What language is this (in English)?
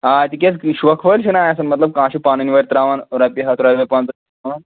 Kashmiri